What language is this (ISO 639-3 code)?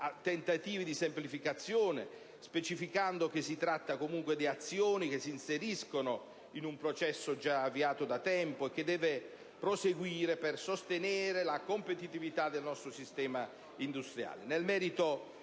ita